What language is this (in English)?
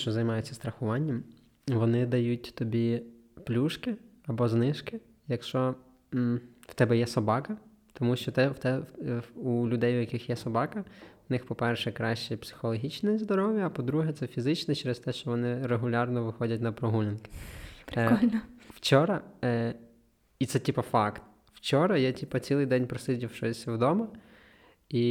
Ukrainian